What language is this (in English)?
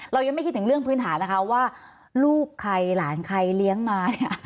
Thai